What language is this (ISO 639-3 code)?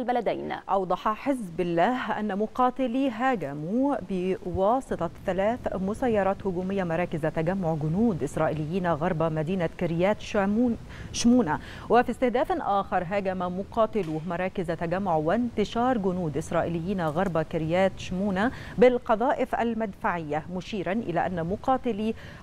ara